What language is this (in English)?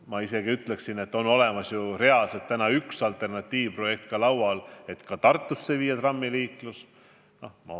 Estonian